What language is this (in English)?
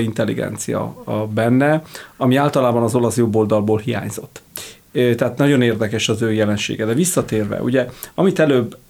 Hungarian